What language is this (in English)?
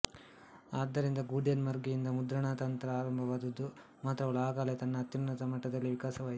Kannada